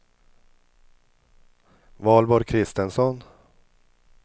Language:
Swedish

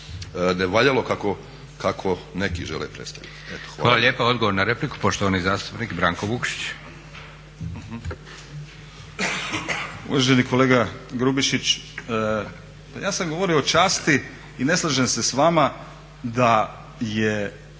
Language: Croatian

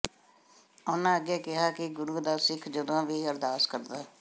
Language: Punjabi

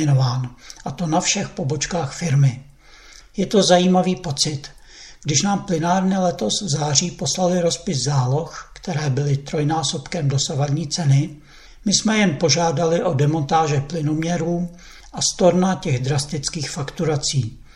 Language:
Czech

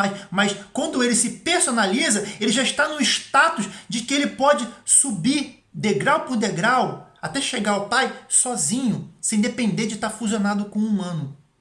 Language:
Portuguese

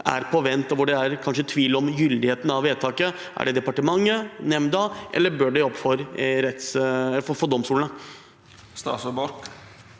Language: Norwegian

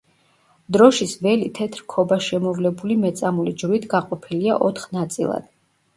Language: Georgian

